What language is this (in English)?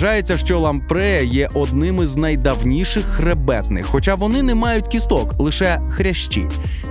Russian